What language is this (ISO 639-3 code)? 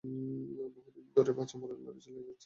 ben